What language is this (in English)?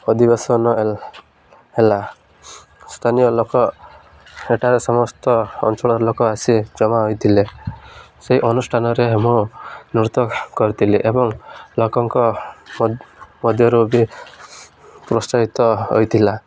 Odia